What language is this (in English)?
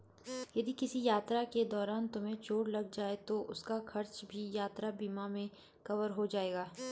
Hindi